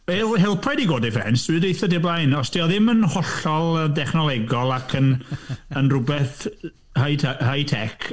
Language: Welsh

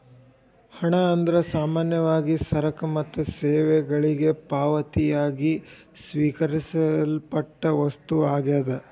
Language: Kannada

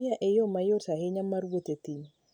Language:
Luo (Kenya and Tanzania)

